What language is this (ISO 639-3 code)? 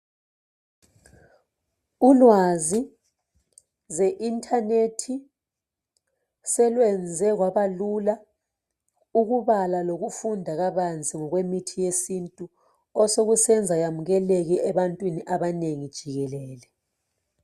nde